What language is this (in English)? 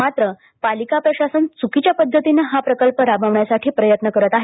Marathi